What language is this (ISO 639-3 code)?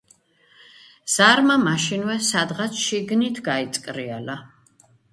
kat